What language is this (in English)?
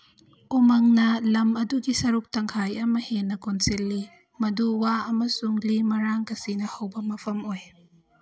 Manipuri